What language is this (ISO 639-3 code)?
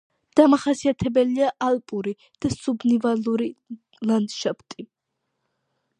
kat